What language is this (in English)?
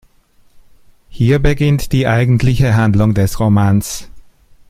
German